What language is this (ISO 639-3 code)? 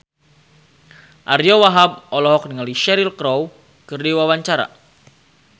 sun